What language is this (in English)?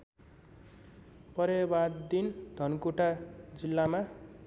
Nepali